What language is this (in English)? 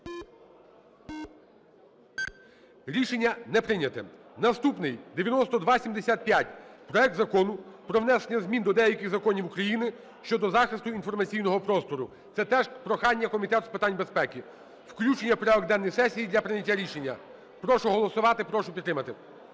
Ukrainian